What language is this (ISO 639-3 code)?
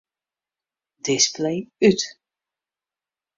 fry